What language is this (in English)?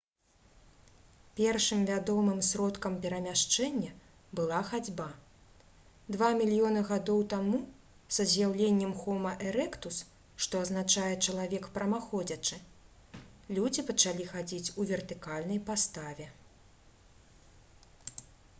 Belarusian